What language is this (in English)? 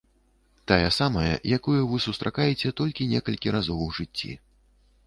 Belarusian